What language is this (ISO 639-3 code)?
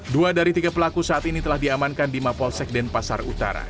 ind